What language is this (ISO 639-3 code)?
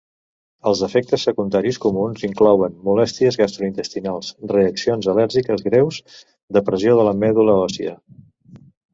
cat